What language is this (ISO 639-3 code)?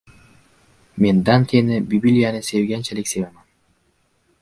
uzb